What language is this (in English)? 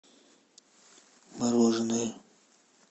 Russian